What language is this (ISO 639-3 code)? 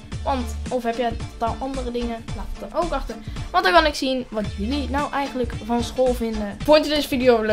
nld